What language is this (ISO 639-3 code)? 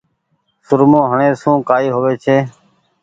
gig